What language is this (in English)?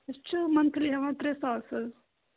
Kashmiri